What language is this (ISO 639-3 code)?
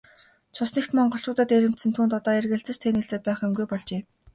mon